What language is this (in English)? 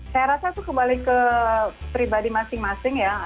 Indonesian